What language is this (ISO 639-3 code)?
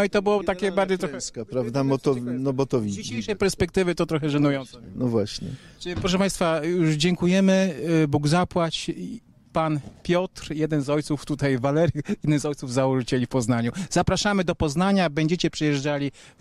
pol